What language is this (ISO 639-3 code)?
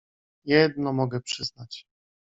pol